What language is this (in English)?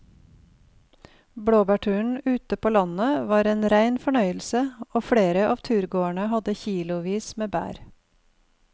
Norwegian